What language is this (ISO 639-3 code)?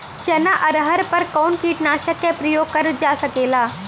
bho